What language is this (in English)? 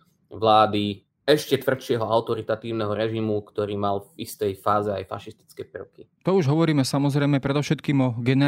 Slovak